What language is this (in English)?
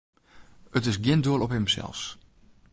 Western Frisian